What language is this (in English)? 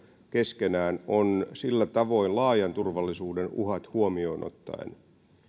Finnish